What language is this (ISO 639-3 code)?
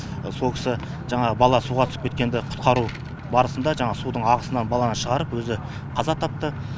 kaz